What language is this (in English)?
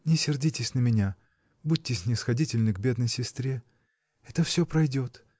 Russian